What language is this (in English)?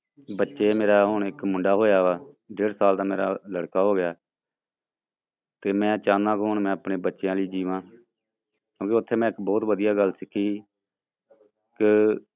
Punjabi